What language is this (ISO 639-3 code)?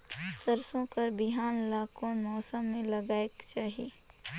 hne